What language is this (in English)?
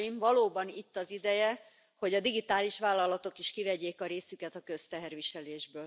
Hungarian